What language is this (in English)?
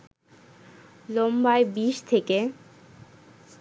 Bangla